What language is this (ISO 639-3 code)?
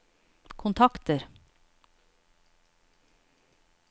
nor